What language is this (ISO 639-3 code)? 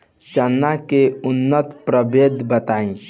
bho